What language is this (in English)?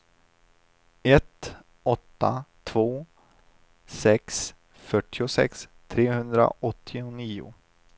Swedish